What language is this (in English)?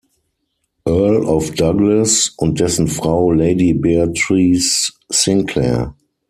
German